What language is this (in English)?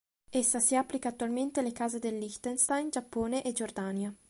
Italian